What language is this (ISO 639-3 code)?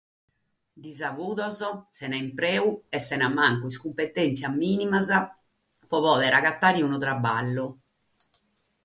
srd